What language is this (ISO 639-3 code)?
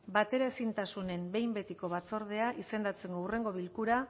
eus